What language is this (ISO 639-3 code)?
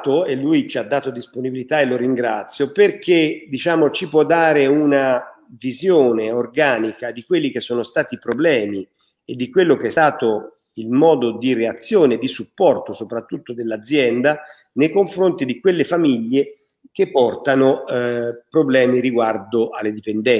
ita